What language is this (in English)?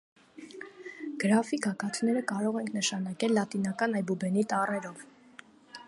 Armenian